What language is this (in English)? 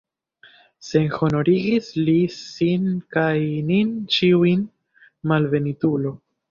Esperanto